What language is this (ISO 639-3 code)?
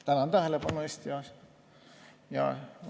est